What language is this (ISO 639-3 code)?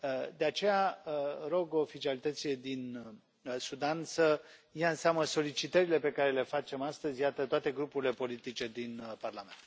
ron